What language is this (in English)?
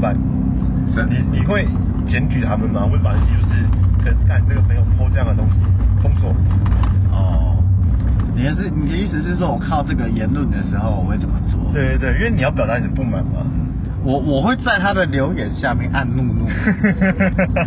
Chinese